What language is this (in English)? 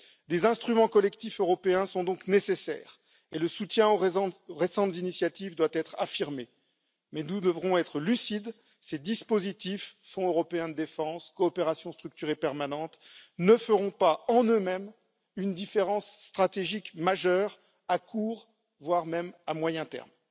French